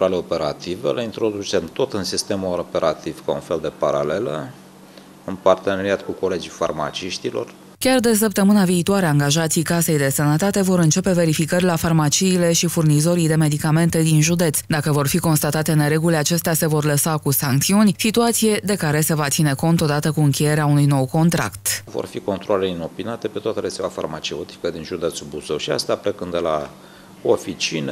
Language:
Romanian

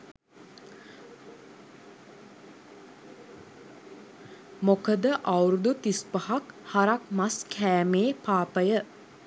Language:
Sinhala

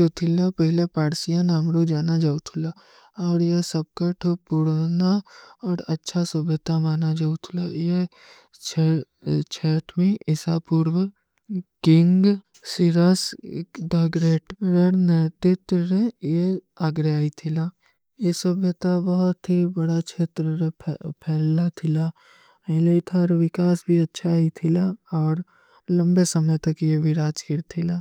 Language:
Kui (India)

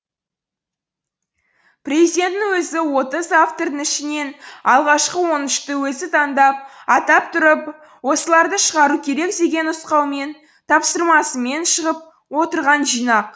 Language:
Kazakh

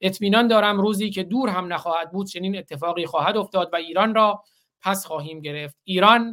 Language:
Persian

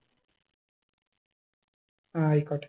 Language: Malayalam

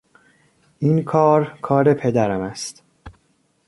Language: Persian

